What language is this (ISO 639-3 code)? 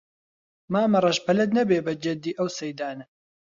ckb